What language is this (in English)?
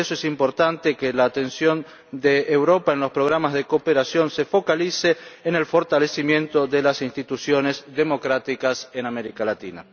Spanish